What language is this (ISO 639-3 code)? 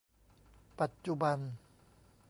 tha